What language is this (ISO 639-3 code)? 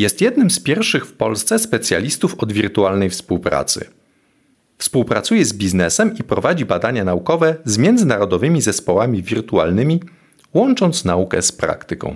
pol